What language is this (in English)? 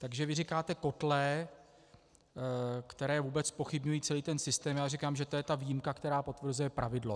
Czech